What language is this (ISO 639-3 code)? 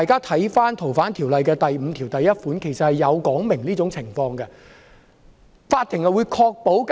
yue